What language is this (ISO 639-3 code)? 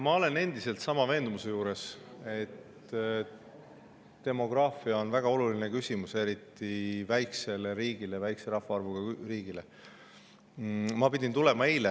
est